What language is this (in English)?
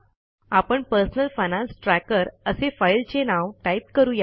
Marathi